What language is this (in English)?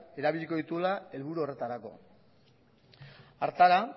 Basque